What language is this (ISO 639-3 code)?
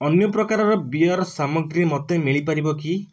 ori